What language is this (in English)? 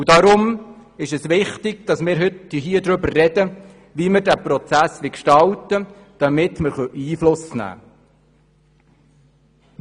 Swiss German